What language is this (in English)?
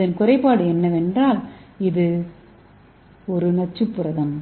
Tamil